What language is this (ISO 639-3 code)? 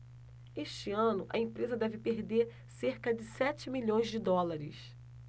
por